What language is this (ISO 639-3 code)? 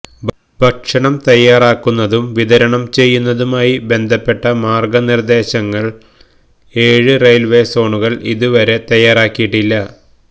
mal